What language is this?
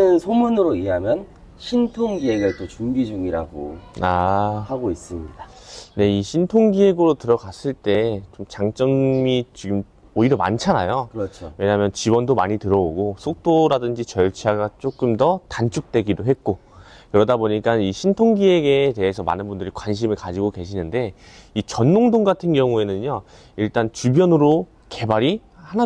Korean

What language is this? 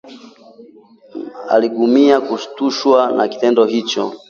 Swahili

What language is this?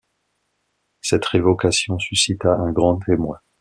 French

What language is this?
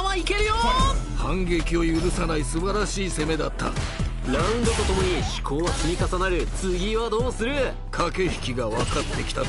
Japanese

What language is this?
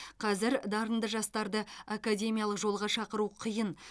Kazakh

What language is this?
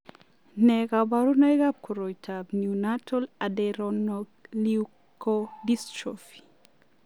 Kalenjin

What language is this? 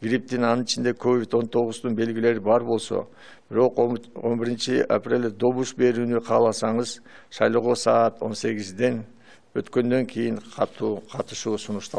Turkish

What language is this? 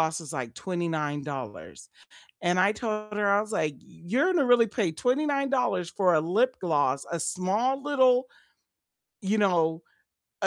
English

